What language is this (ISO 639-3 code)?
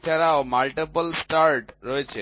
ben